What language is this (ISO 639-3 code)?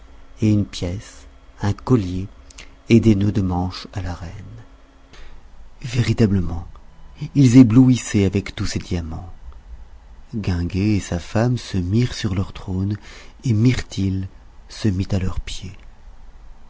fra